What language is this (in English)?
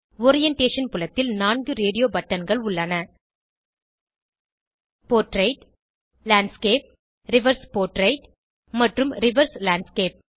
Tamil